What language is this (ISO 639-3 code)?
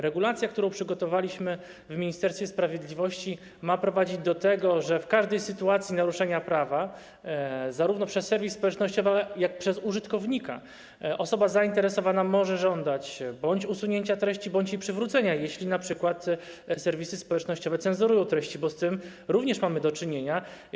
pol